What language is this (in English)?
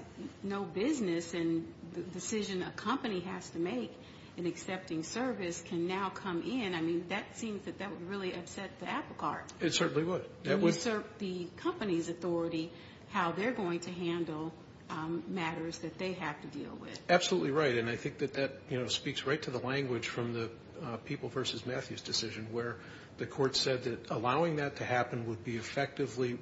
English